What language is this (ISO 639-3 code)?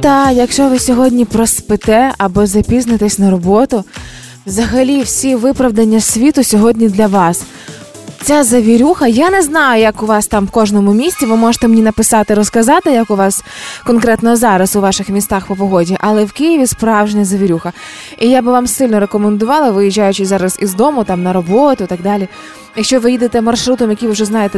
ukr